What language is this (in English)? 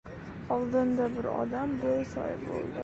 Uzbek